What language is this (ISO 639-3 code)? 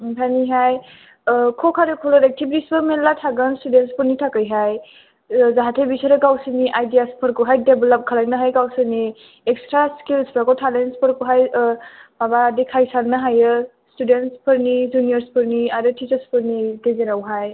brx